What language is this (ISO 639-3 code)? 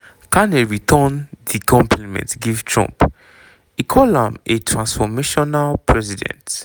pcm